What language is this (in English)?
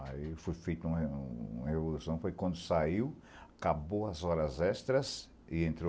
Portuguese